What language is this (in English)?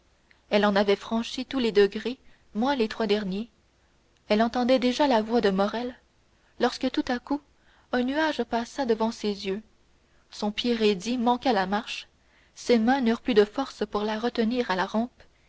French